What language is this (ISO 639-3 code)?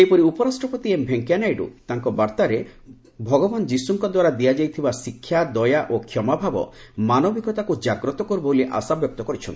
ori